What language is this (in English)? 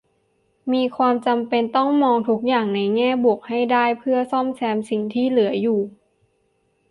Thai